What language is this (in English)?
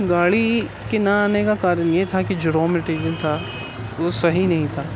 Urdu